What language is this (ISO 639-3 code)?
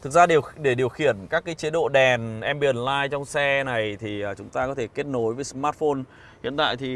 vie